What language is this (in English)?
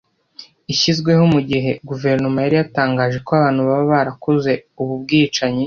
Kinyarwanda